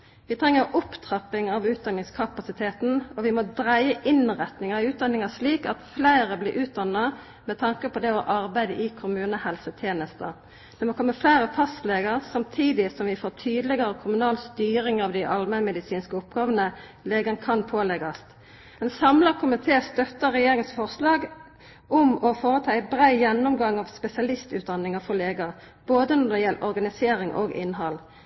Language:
Norwegian Nynorsk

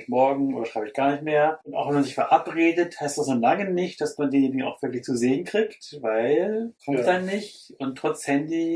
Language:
German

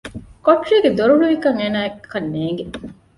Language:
Divehi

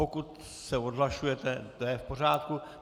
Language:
Czech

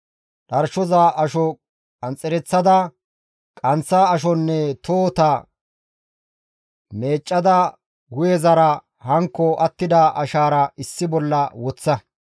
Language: Gamo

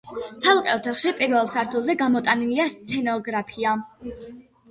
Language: Georgian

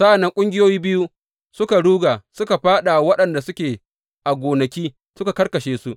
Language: Hausa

